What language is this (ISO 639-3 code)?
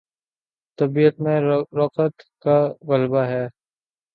urd